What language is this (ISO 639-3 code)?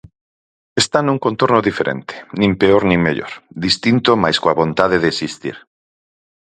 glg